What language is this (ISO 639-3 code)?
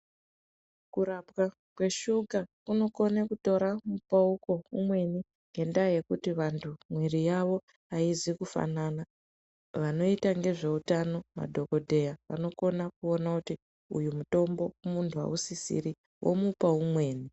ndc